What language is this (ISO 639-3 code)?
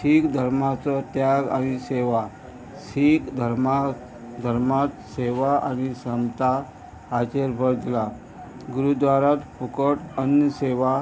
kok